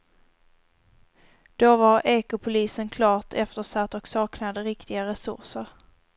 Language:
Swedish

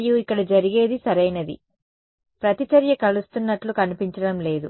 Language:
Telugu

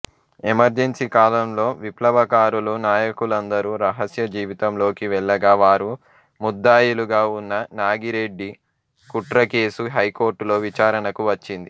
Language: Telugu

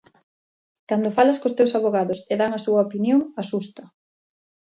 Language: Galician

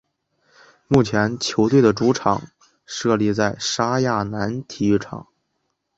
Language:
Chinese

